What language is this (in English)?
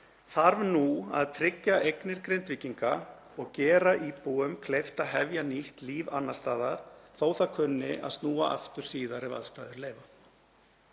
Icelandic